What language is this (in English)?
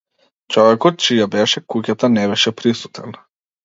Macedonian